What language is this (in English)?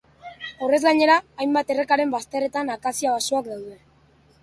Basque